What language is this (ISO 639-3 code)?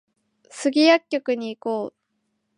jpn